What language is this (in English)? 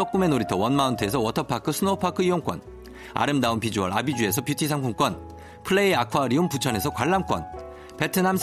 Korean